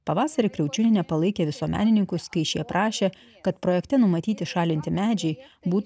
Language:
Lithuanian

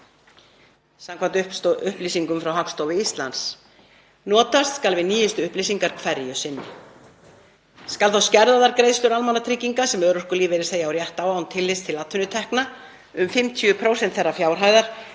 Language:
Icelandic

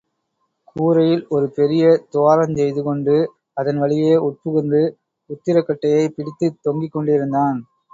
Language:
Tamil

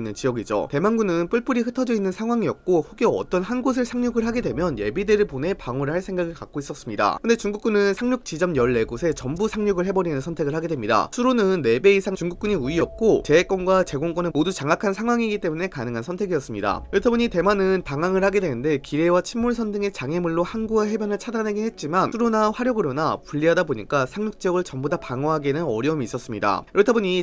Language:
Korean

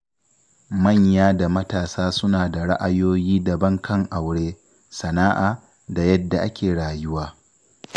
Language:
Hausa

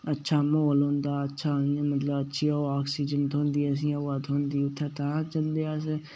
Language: Dogri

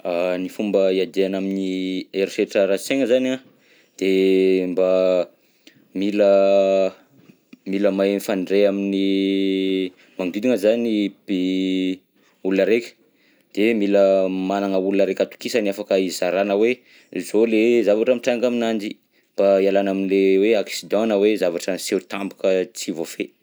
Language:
Southern Betsimisaraka Malagasy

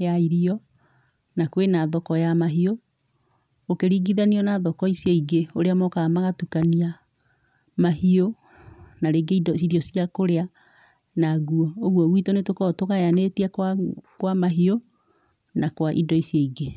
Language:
Kikuyu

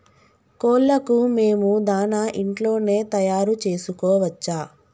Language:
Telugu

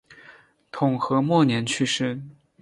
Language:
Chinese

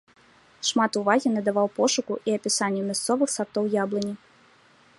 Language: Belarusian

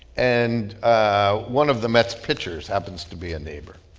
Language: English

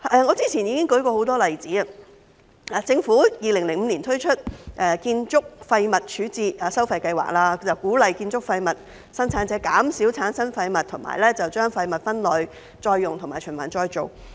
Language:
Cantonese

